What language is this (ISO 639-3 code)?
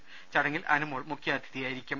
mal